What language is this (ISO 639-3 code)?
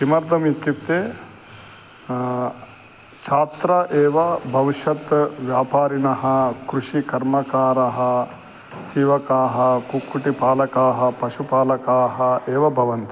san